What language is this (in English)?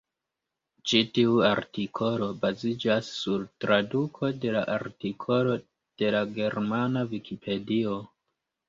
Esperanto